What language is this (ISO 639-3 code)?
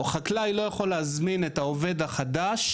heb